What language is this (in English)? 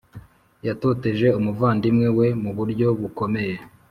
Kinyarwanda